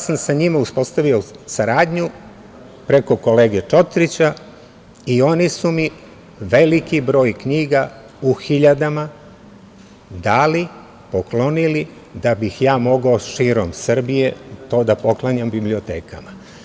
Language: Serbian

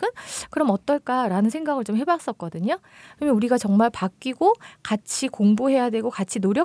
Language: Korean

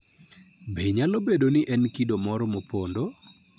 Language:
Luo (Kenya and Tanzania)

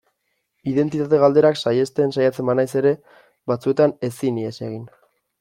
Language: Basque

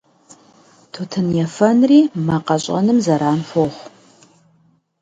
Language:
Kabardian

